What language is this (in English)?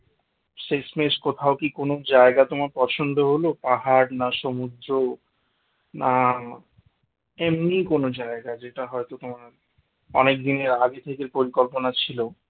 Bangla